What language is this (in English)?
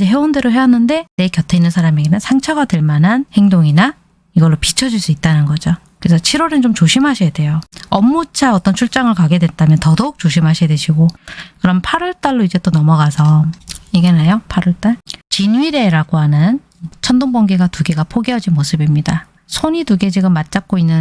Korean